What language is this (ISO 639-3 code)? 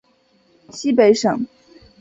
zho